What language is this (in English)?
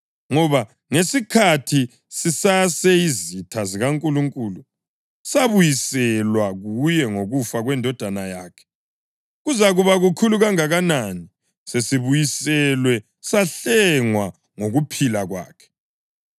North Ndebele